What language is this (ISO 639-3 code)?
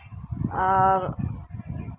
sat